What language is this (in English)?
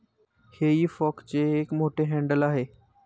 Marathi